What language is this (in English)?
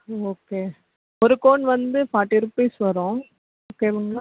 Tamil